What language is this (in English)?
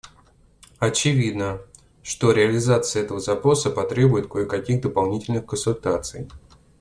Russian